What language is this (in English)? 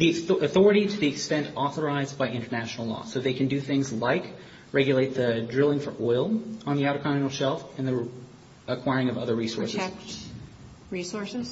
English